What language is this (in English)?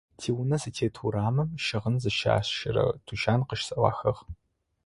Adyghe